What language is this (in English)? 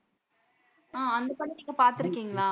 Tamil